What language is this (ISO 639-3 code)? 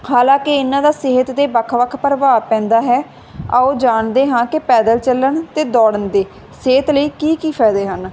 pan